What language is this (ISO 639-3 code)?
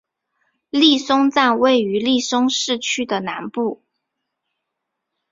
zho